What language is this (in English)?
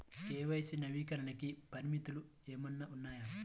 Telugu